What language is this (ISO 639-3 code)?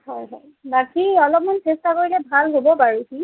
asm